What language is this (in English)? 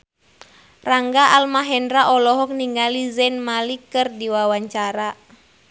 Sundanese